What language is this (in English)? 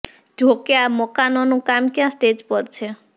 Gujarati